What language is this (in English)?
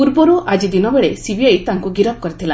Odia